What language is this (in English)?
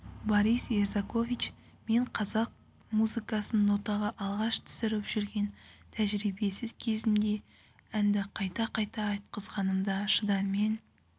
Kazakh